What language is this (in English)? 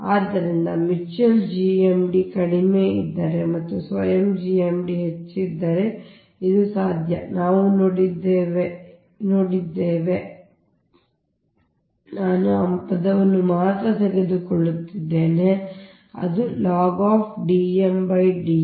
Kannada